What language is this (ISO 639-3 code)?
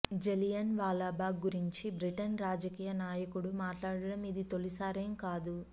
tel